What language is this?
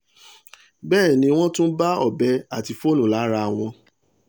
Yoruba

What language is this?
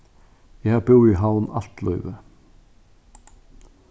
Faroese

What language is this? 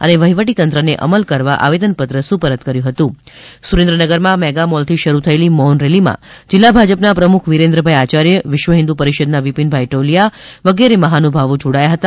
Gujarati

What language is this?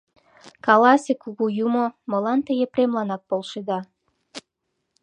Mari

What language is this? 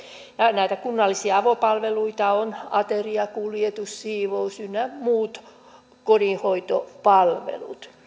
Finnish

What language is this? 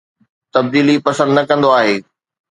Sindhi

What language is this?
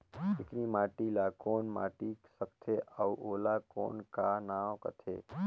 Chhattisgarhi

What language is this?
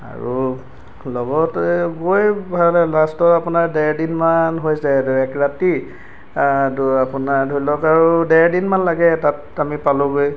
Assamese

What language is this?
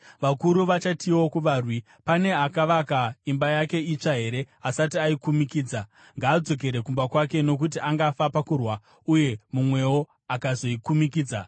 Shona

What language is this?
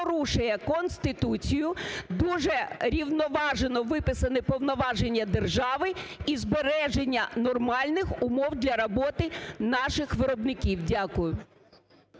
Ukrainian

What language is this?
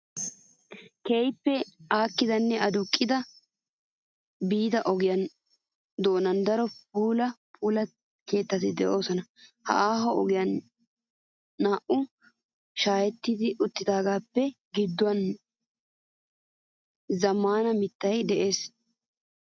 Wolaytta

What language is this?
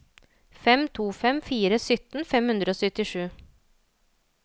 Norwegian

